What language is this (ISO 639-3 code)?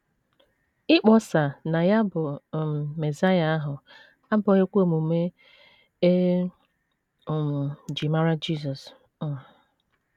ibo